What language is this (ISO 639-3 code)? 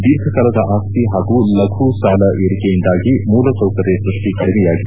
kan